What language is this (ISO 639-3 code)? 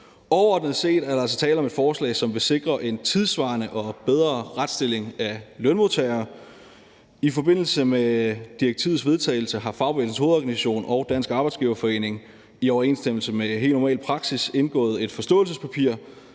dan